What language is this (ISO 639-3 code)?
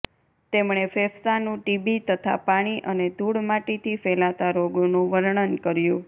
guj